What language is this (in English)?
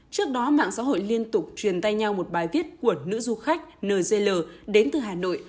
Vietnamese